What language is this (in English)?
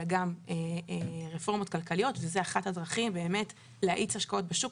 Hebrew